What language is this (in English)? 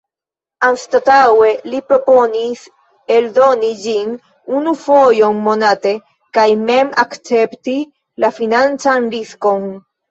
Esperanto